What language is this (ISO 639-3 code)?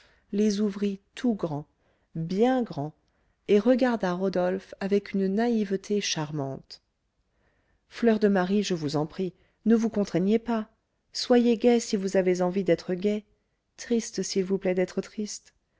fra